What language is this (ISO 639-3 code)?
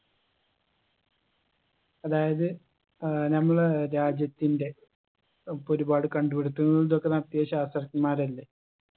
mal